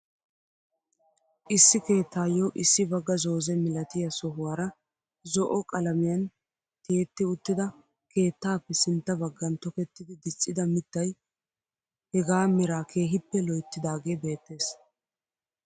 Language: Wolaytta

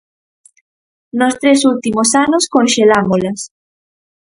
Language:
Galician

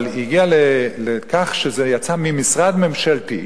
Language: Hebrew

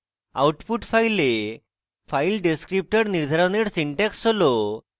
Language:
Bangla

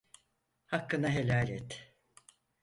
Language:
Turkish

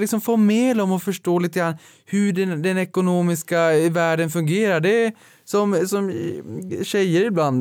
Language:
Swedish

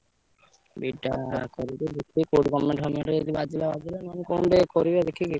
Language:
Odia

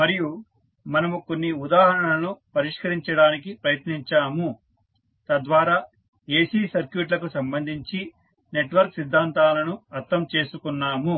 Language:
Telugu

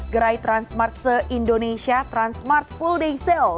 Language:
Indonesian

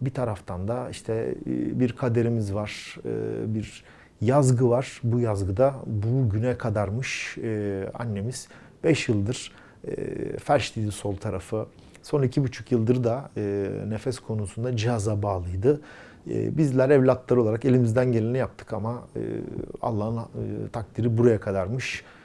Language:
Turkish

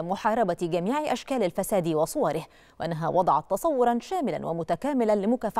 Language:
Arabic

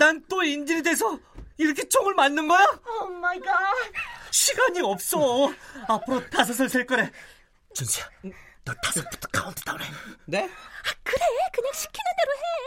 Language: Korean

